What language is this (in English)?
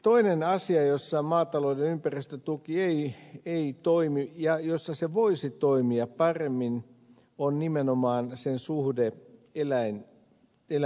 Finnish